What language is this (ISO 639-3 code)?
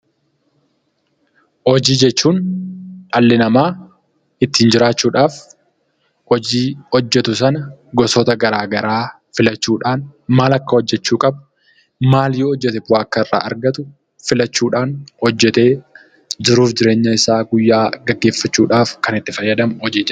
orm